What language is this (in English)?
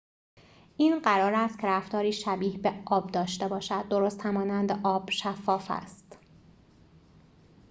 Persian